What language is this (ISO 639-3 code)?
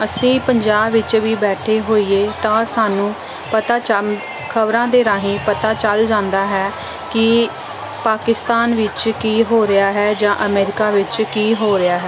pan